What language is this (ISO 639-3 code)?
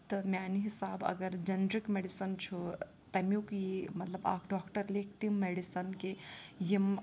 kas